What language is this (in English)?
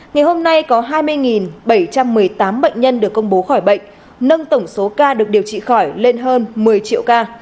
Vietnamese